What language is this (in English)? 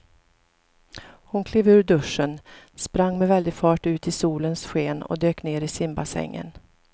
Swedish